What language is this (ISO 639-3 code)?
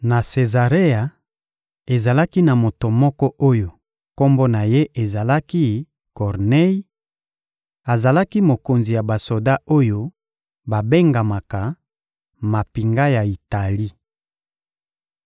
lin